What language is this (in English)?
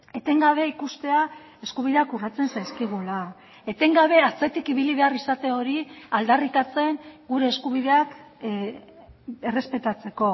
Basque